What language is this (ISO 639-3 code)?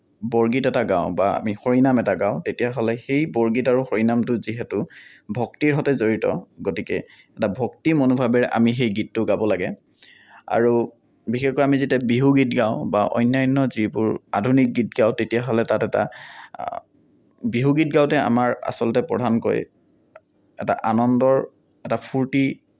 asm